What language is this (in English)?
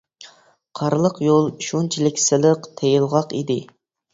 Uyghur